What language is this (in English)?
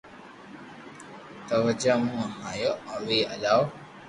Loarki